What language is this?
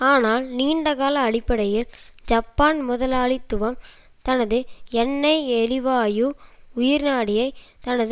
Tamil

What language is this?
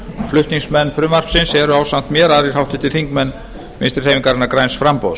Icelandic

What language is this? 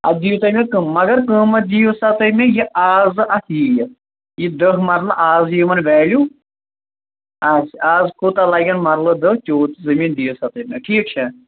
Kashmiri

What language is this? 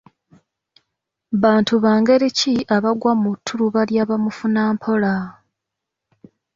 Ganda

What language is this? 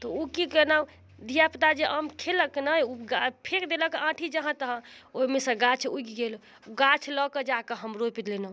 Maithili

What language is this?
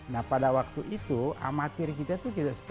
Indonesian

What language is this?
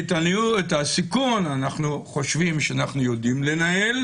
Hebrew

